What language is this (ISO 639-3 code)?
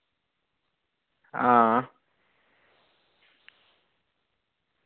doi